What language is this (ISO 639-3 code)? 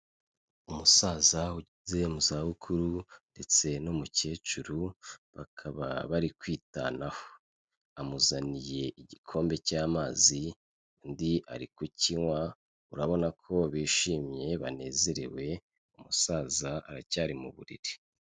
kin